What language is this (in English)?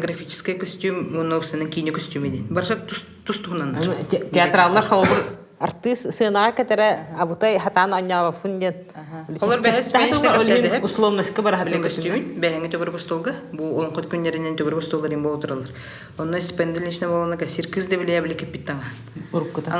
Russian